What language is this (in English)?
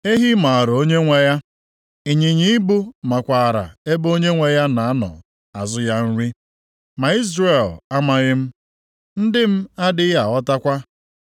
Igbo